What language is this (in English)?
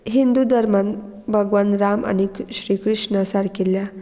Konkani